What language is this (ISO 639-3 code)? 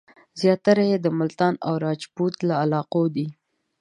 pus